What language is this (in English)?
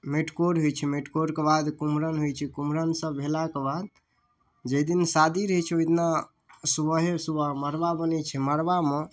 Maithili